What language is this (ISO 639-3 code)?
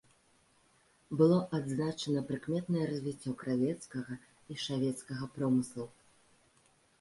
bel